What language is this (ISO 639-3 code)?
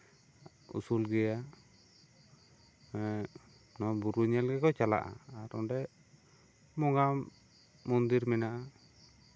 sat